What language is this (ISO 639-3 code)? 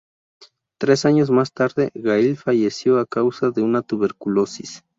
spa